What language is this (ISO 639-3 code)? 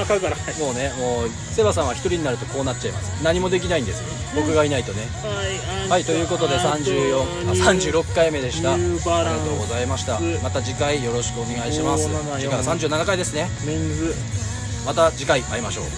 jpn